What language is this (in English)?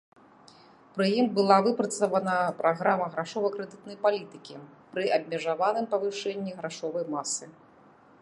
Belarusian